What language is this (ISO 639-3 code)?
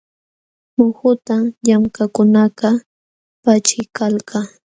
qxw